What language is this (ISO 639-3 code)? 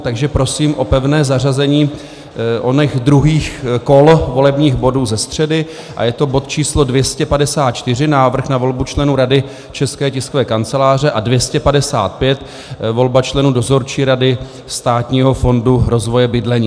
ces